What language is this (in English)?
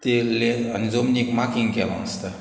Konkani